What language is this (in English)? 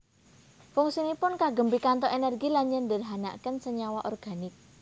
Javanese